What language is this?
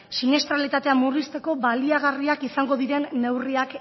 Basque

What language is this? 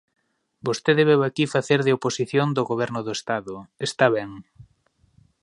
Galician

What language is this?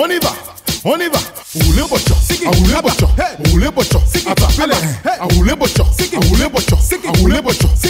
Romanian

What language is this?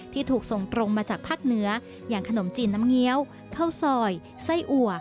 Thai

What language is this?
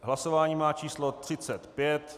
Czech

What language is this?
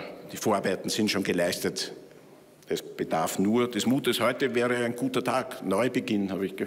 German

